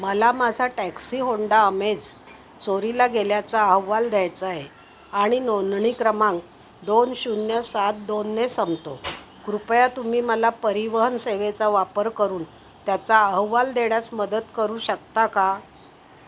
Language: Marathi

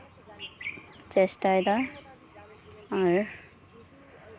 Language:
Santali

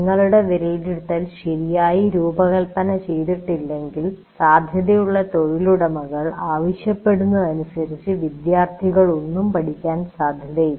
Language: Malayalam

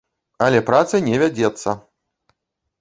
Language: Belarusian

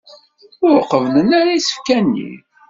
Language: Kabyle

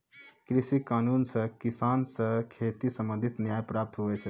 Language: Maithili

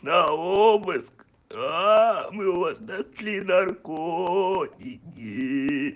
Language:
Russian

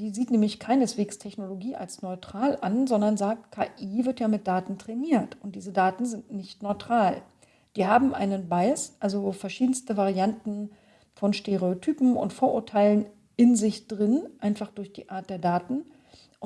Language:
German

